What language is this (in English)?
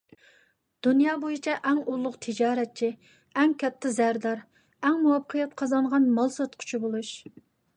Uyghur